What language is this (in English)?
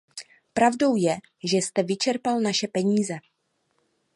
Czech